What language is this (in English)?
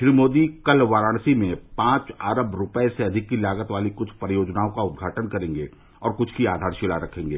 Hindi